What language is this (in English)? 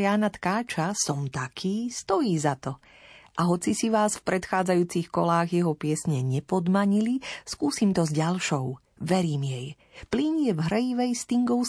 Slovak